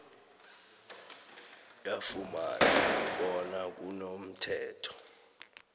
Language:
South Ndebele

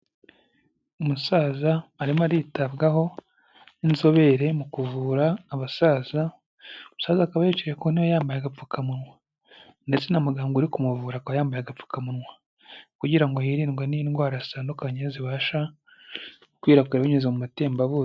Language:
Kinyarwanda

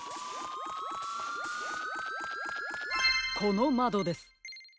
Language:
Japanese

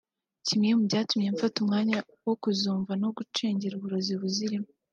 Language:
Kinyarwanda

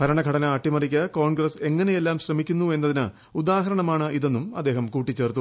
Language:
Malayalam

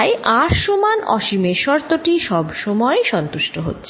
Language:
Bangla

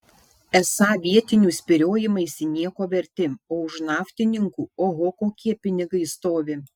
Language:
Lithuanian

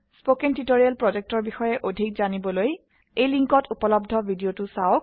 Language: Assamese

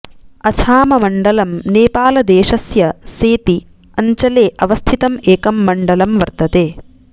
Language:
Sanskrit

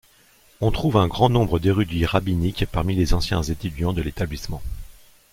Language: French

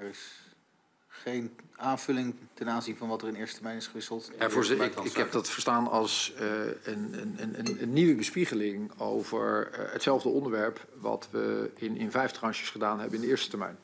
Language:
Dutch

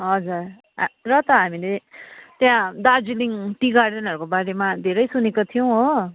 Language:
Nepali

